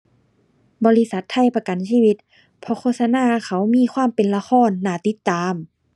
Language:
Thai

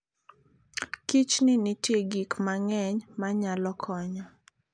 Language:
Luo (Kenya and Tanzania)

